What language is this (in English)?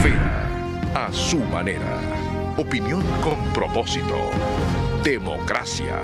Spanish